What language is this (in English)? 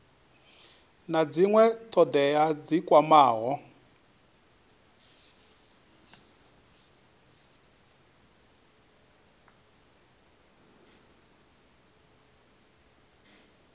Venda